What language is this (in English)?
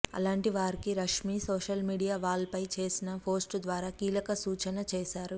Telugu